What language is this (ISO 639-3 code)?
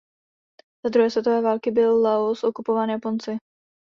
ces